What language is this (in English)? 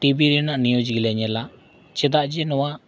Santali